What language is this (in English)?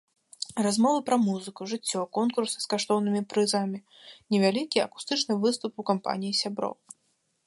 Belarusian